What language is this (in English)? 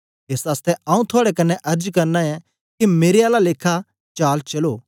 Dogri